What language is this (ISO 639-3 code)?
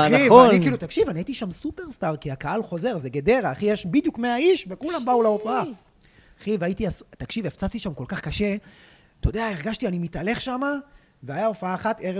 heb